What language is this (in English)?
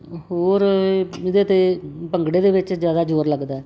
Punjabi